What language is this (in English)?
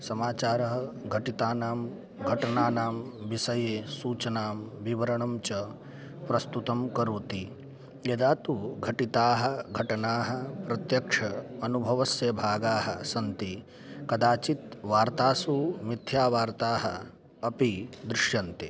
Sanskrit